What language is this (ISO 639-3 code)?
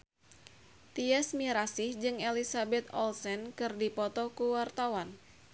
sun